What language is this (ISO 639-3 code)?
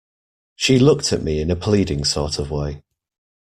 eng